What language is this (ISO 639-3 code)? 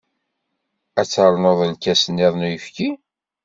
kab